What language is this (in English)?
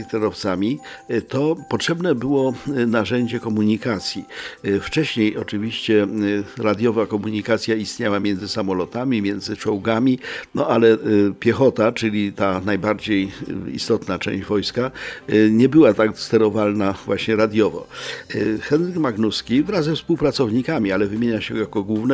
Polish